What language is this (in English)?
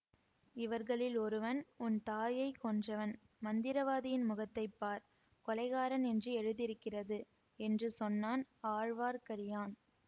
Tamil